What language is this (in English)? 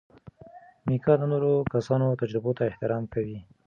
Pashto